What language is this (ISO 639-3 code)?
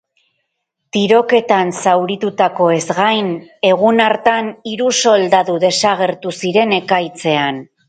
eus